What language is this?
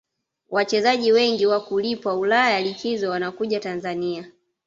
Swahili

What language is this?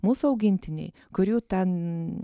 Lithuanian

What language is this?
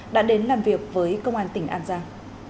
Vietnamese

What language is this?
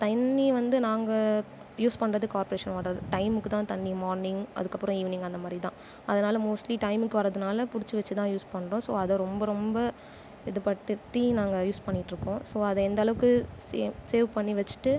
Tamil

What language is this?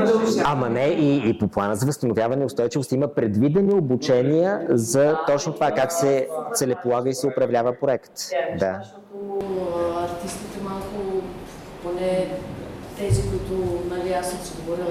Bulgarian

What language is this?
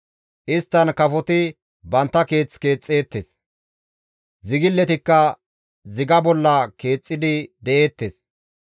Gamo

